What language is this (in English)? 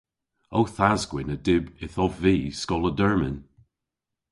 Cornish